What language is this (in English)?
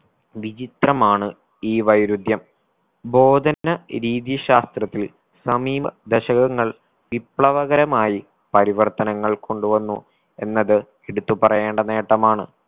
Malayalam